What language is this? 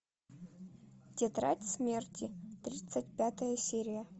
Russian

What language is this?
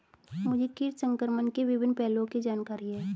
Hindi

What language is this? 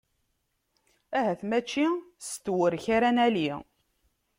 Kabyle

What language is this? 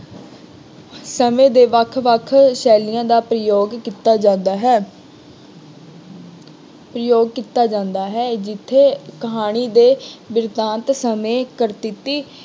Punjabi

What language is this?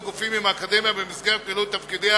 Hebrew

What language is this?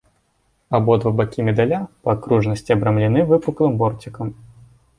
Belarusian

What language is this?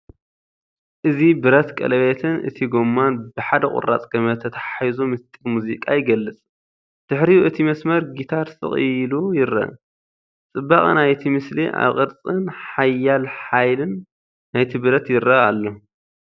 Tigrinya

